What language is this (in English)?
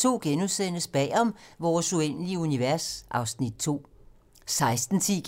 Danish